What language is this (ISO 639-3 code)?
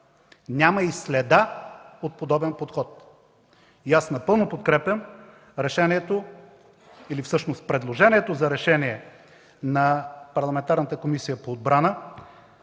bul